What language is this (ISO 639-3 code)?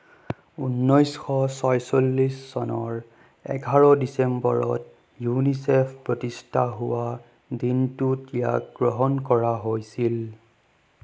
asm